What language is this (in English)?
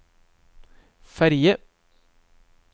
Norwegian